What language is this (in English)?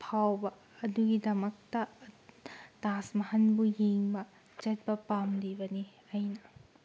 Manipuri